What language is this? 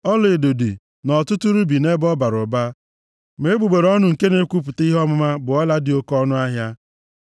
Igbo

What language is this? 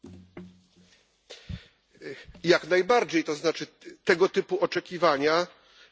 Polish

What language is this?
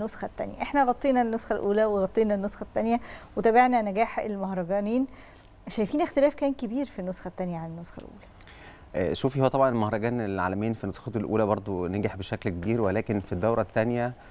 Arabic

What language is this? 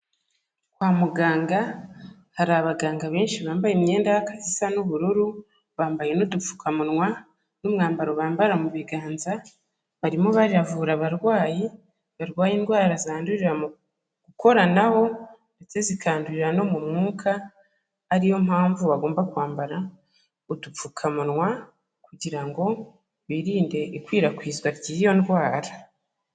Kinyarwanda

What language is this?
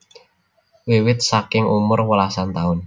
Javanese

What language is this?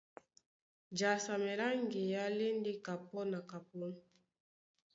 Duala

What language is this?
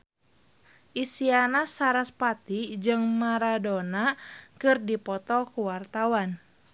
Sundanese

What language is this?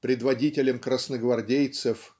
Russian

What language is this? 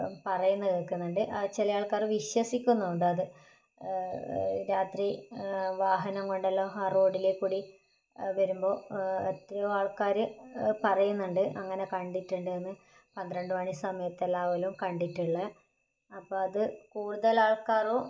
Malayalam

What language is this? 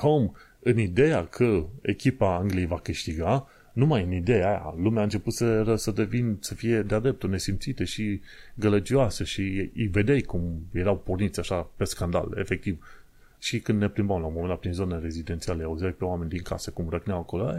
Romanian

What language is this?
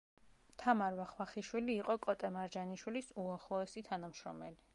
Georgian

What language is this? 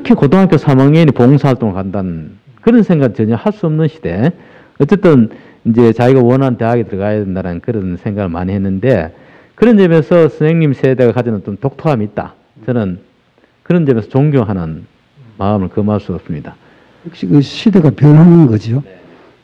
Korean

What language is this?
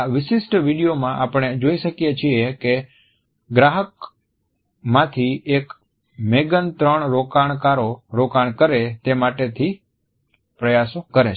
Gujarati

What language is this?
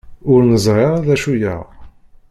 Kabyle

